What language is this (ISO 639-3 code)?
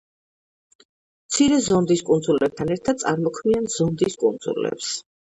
kat